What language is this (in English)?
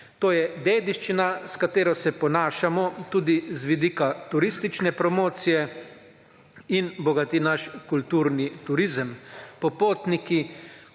Slovenian